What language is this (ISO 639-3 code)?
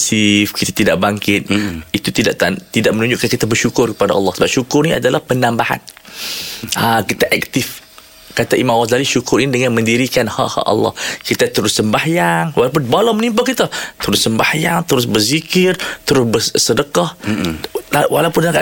msa